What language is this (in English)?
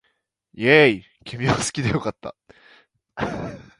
Japanese